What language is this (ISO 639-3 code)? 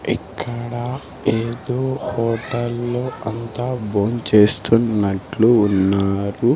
tel